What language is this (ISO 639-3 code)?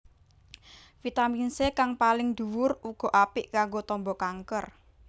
jav